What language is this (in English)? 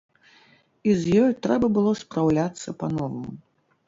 Belarusian